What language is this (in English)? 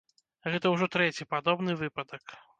Belarusian